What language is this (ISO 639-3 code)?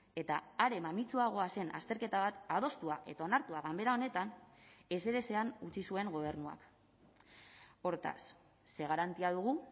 eus